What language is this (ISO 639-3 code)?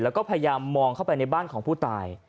tha